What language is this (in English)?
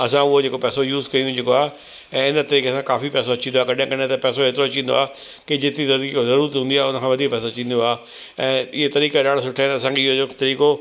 Sindhi